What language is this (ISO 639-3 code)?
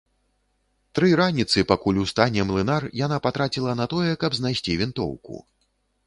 bel